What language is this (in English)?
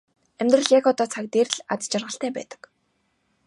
Mongolian